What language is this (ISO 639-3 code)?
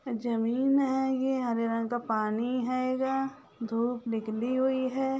mag